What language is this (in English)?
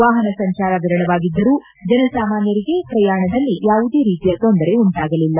Kannada